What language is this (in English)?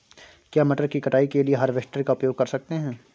Hindi